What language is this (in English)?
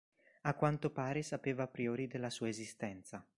Italian